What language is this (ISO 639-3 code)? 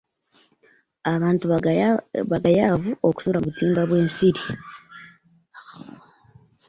lug